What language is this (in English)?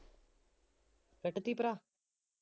Punjabi